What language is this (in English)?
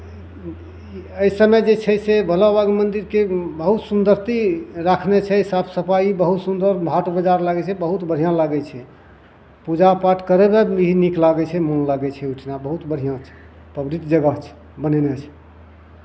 Maithili